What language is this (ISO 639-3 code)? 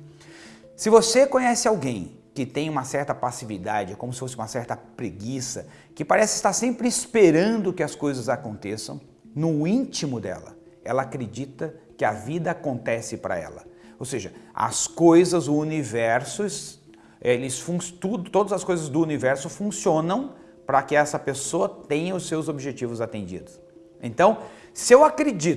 por